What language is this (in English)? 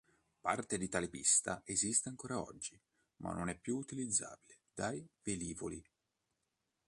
Italian